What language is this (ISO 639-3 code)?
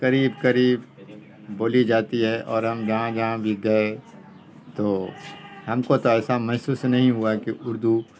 urd